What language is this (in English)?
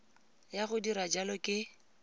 Tswana